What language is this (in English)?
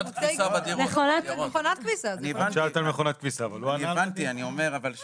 Hebrew